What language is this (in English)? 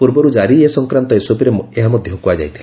Odia